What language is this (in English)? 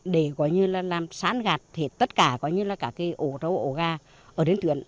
Vietnamese